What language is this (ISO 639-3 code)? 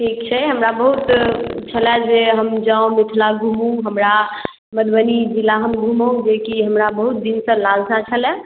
mai